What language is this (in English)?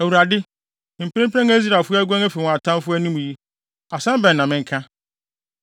Akan